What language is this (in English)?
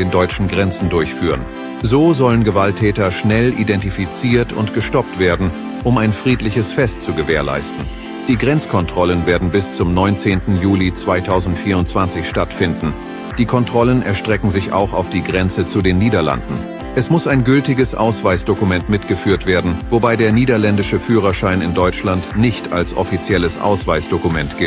German